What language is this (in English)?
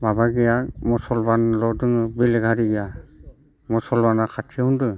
Bodo